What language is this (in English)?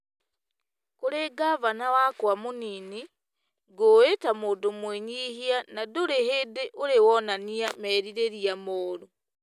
Kikuyu